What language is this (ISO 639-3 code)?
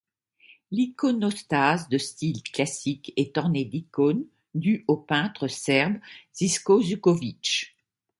fra